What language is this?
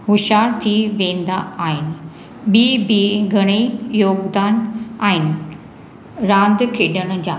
Sindhi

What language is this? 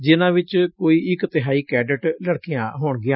Punjabi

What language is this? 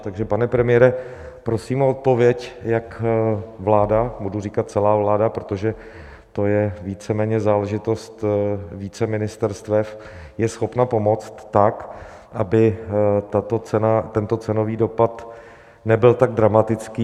Czech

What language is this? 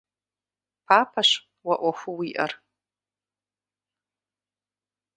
Kabardian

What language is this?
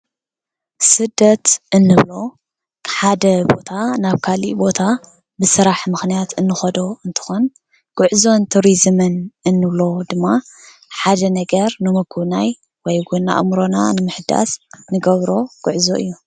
Tigrinya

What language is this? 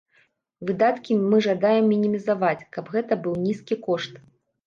Belarusian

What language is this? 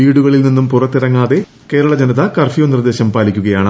Malayalam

